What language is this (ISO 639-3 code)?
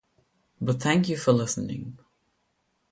eng